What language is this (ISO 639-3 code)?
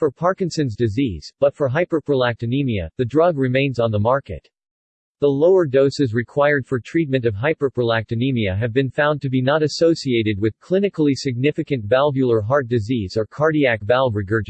eng